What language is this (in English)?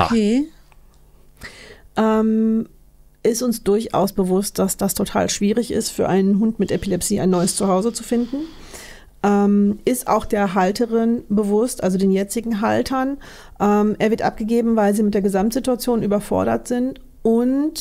German